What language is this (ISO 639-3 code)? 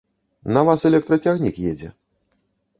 bel